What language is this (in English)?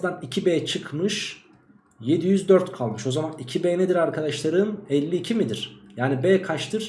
Turkish